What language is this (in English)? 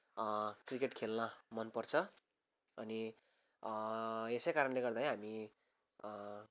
Nepali